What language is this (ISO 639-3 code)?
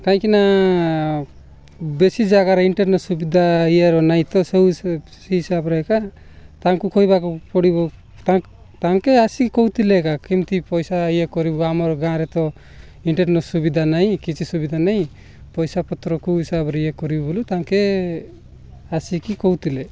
ori